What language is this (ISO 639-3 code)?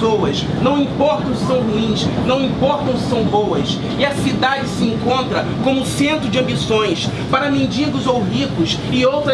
por